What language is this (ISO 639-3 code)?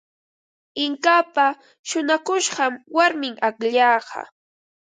qva